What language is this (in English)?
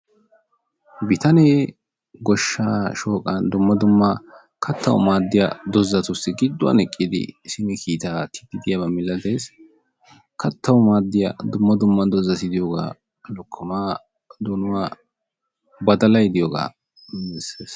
Wolaytta